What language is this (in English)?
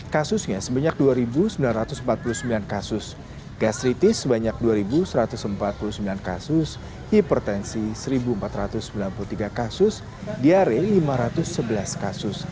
Indonesian